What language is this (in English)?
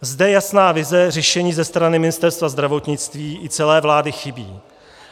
Czech